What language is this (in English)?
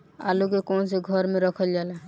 Bhojpuri